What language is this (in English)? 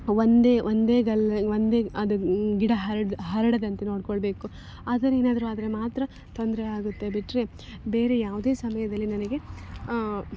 Kannada